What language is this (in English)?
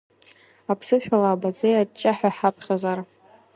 Abkhazian